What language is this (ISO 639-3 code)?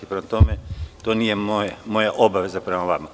srp